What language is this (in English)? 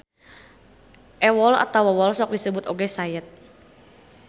Sundanese